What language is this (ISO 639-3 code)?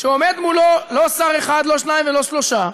heb